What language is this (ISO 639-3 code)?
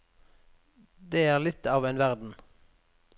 nor